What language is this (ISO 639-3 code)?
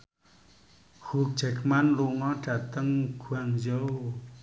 jav